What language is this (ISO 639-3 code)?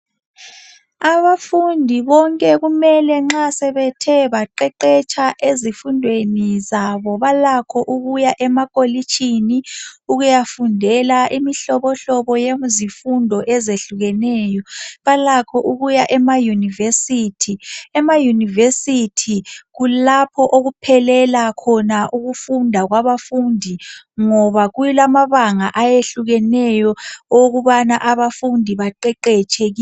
nde